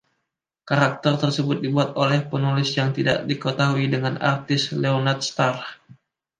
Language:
Indonesian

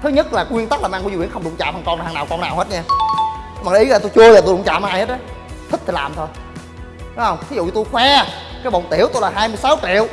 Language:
Vietnamese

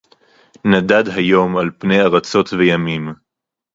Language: Hebrew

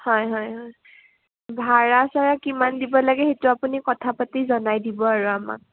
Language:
Assamese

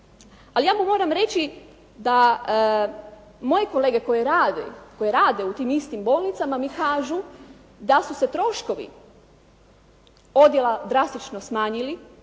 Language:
Croatian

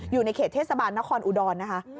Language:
Thai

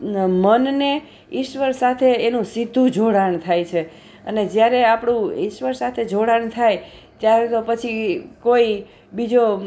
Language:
Gujarati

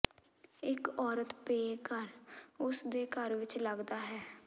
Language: Punjabi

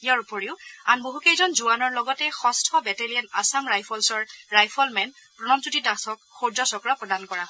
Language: Assamese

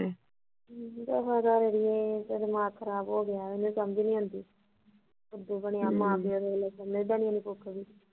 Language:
Punjabi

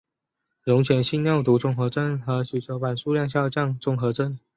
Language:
Chinese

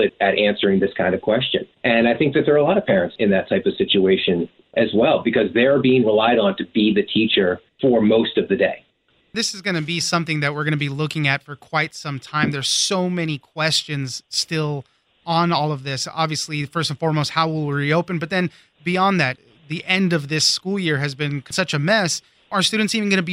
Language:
English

